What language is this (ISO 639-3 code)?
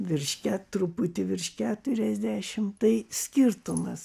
lit